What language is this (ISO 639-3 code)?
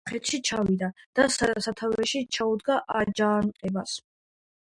kat